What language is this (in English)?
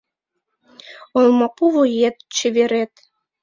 Mari